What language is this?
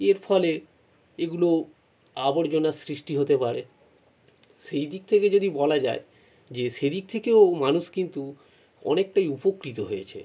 Bangla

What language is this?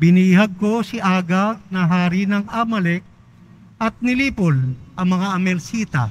Filipino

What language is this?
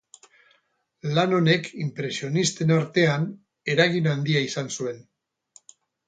Basque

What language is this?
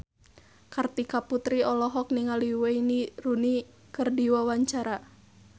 Sundanese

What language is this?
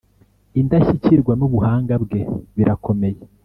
Kinyarwanda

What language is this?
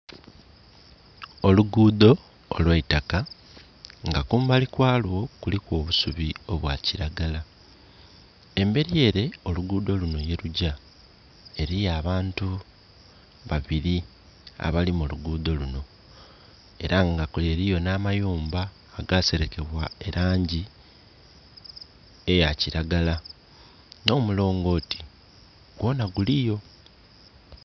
Soga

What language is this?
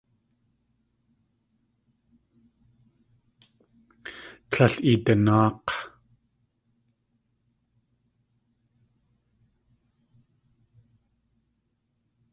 Tlingit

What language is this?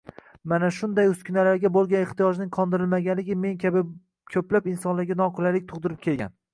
Uzbek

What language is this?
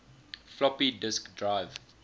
English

